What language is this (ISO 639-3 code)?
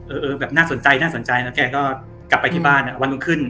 tha